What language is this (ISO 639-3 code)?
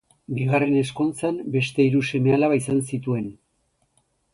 eus